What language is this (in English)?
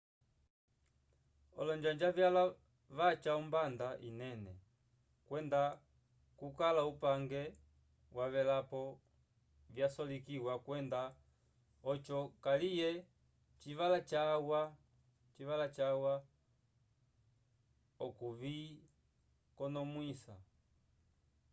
Umbundu